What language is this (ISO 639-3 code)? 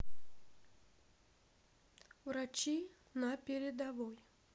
rus